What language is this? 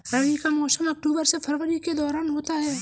Hindi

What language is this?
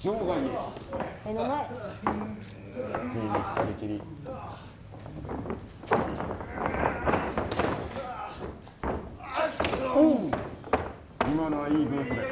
Japanese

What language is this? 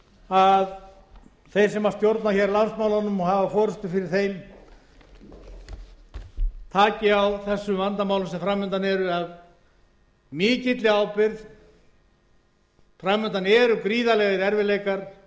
Icelandic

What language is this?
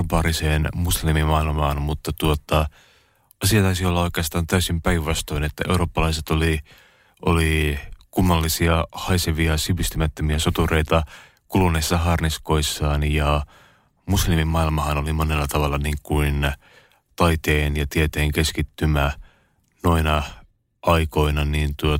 Finnish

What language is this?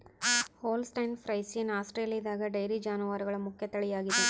Kannada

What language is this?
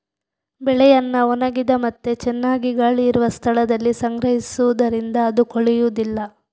Kannada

